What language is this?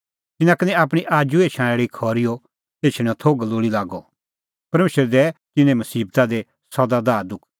Kullu Pahari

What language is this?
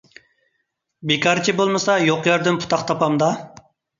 Uyghur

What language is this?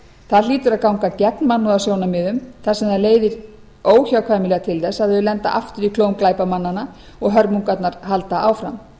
Icelandic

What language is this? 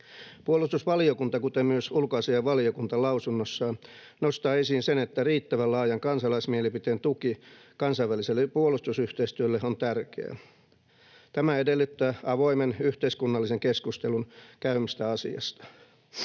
Finnish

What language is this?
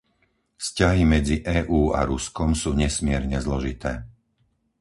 Slovak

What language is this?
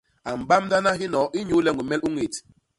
Basaa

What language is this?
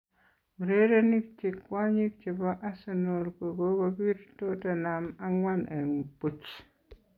Kalenjin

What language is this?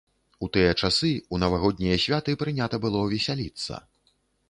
Belarusian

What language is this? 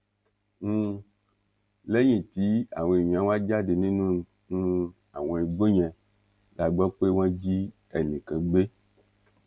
Yoruba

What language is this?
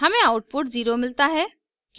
Hindi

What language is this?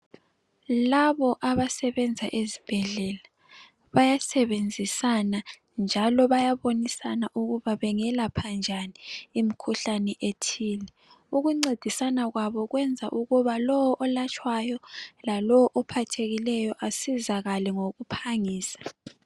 North Ndebele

